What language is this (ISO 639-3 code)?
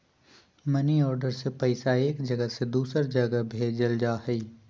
mag